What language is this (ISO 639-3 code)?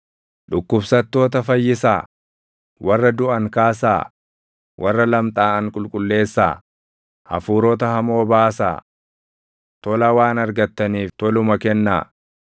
orm